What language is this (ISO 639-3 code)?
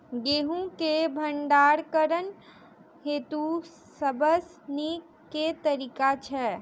mai